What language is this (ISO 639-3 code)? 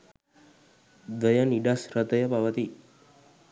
sin